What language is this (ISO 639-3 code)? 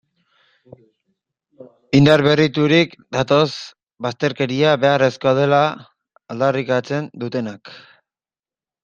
eus